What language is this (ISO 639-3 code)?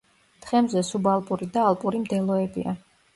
kat